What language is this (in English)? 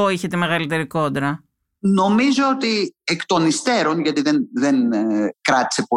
Greek